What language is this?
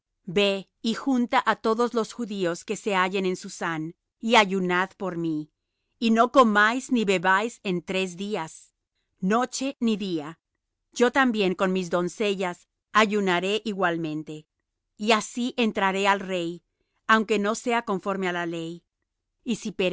Spanish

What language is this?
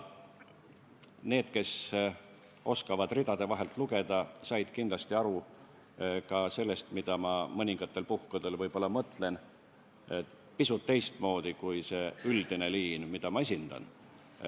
Estonian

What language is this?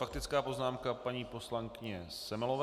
Czech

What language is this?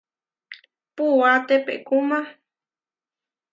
Huarijio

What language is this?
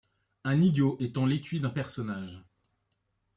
French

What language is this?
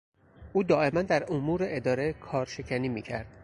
Persian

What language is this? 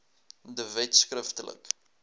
Afrikaans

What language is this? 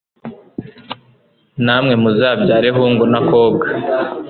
Kinyarwanda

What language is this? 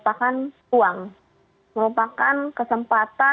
Indonesian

